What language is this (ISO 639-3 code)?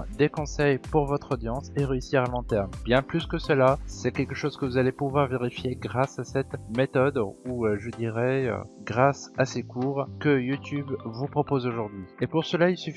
fra